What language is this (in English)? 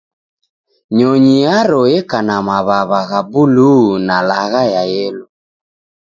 Taita